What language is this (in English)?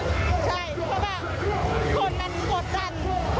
Thai